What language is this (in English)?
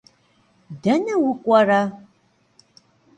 Kabardian